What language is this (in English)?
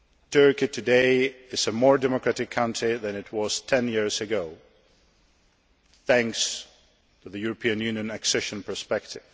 English